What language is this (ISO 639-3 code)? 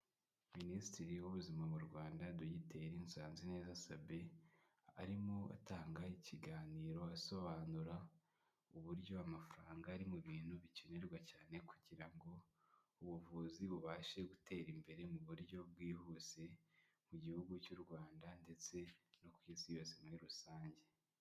kin